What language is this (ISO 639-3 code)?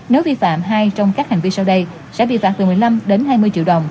vie